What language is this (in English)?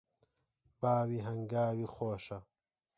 Central Kurdish